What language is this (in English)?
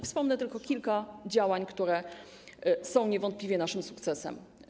Polish